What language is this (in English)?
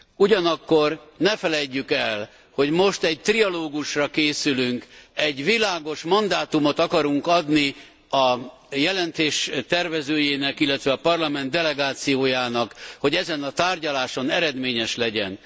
Hungarian